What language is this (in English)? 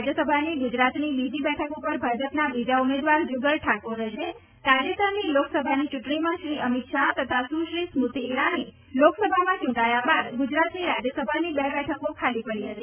Gujarati